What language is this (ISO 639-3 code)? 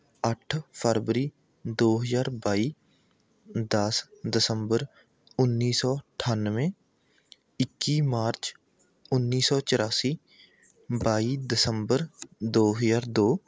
pan